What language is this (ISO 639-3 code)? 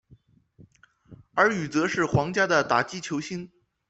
zho